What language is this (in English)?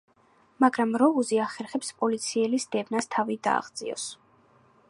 Georgian